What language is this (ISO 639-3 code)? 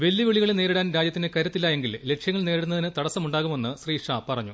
mal